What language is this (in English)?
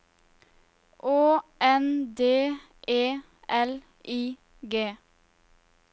Norwegian